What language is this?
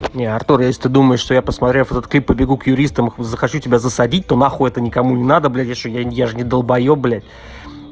Russian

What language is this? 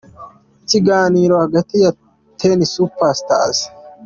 Kinyarwanda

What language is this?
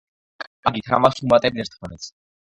Georgian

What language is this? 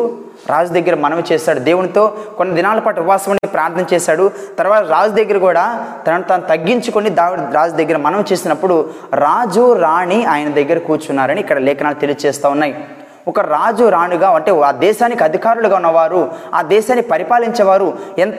Telugu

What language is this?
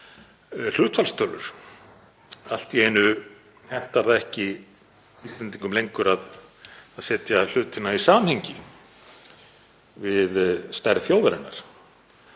Icelandic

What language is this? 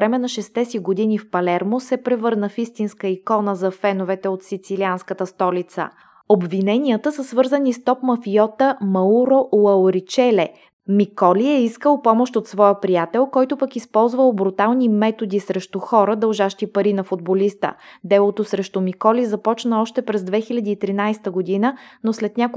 Bulgarian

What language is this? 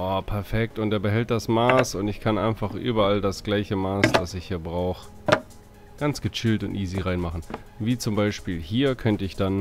German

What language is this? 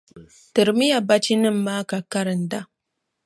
Dagbani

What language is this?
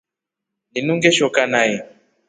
Rombo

